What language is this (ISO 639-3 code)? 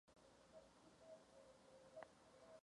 ces